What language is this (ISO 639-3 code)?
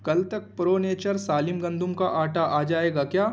urd